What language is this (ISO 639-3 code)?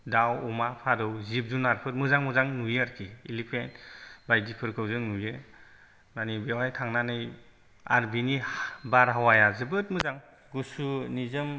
brx